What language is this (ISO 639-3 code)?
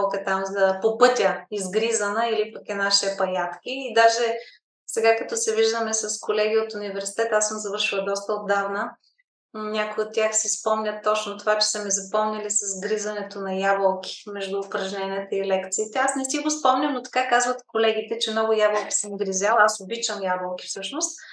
bul